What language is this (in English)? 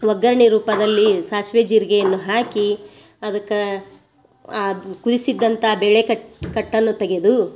Kannada